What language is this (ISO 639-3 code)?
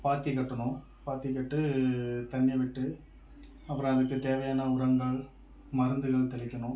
tam